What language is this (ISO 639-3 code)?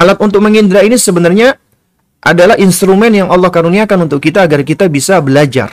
ind